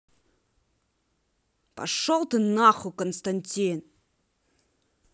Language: Russian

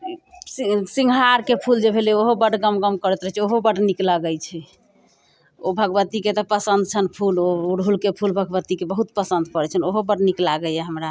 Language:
Maithili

